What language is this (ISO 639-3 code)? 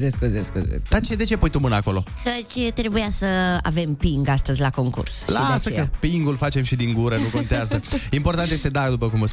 ron